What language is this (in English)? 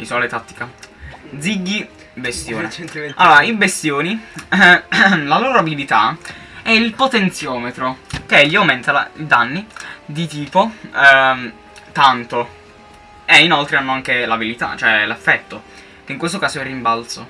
Italian